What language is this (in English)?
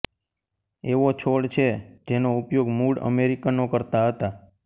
Gujarati